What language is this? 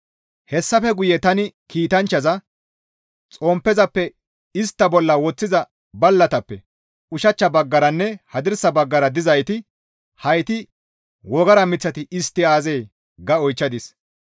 Gamo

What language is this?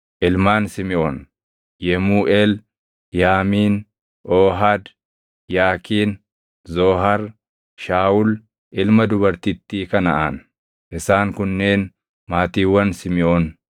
Oromo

